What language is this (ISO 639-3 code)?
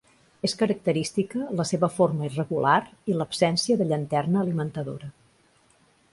cat